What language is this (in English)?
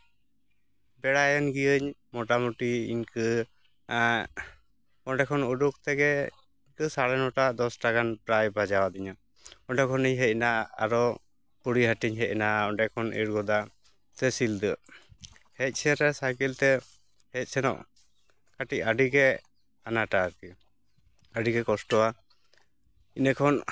Santali